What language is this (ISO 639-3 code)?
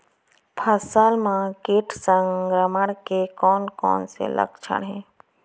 hne